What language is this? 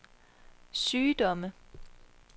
Danish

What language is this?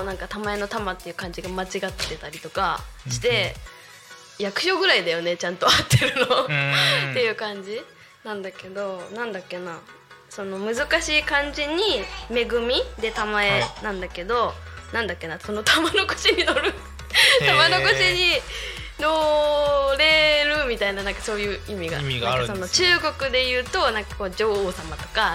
Japanese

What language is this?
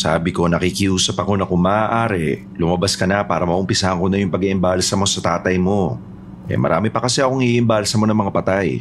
Filipino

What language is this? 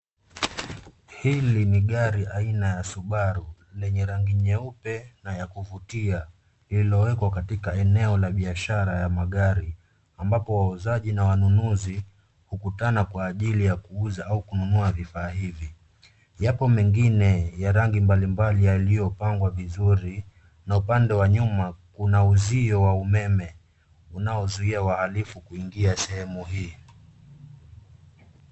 Swahili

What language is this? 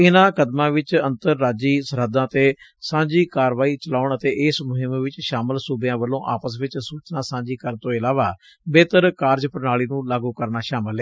Punjabi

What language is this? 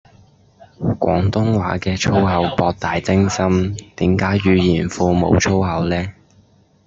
Cantonese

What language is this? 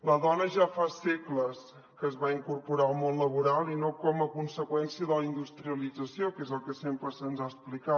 Catalan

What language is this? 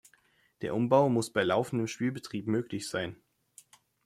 German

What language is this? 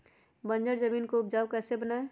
Magahi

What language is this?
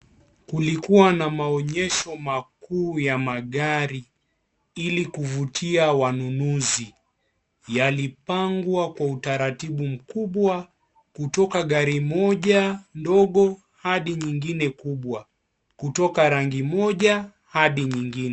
Swahili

